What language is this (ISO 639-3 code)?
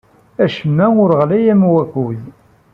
kab